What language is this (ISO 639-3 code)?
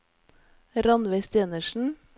nor